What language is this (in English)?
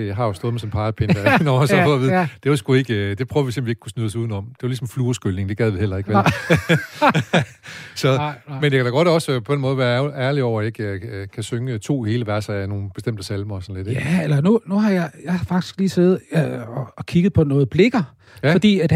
Danish